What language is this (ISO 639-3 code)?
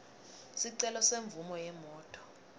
ssw